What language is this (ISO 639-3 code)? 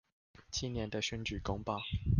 zho